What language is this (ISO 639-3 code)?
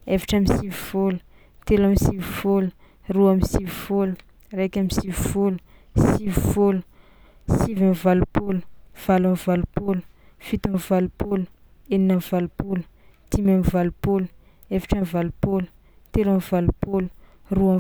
xmw